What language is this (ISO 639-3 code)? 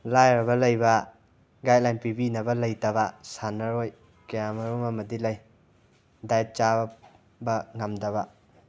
mni